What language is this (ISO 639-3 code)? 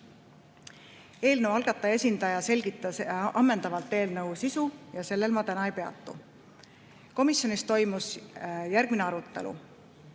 est